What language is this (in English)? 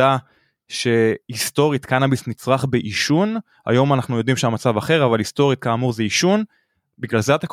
Hebrew